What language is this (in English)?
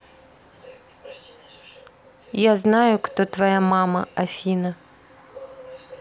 Russian